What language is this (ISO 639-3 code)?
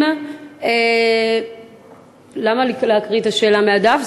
heb